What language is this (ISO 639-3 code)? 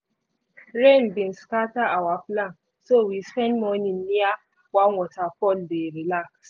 pcm